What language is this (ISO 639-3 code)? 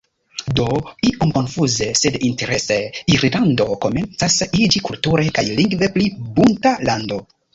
epo